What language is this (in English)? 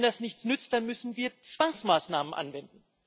German